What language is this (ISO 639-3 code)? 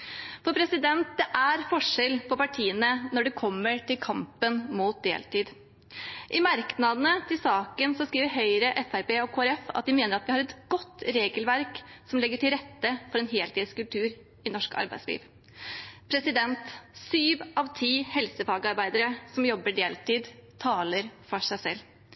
nob